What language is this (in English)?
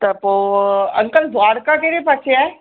Sindhi